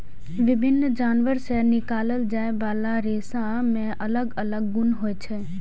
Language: Maithili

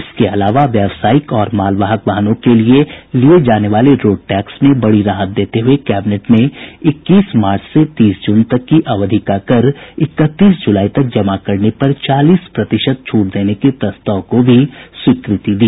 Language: Hindi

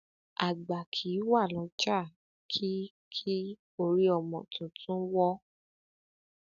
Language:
Yoruba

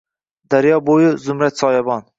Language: Uzbek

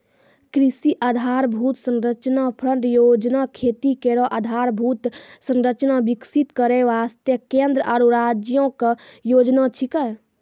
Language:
Maithili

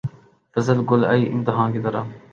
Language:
Urdu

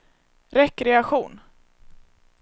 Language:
Swedish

